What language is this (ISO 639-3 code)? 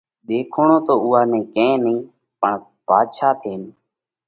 kvx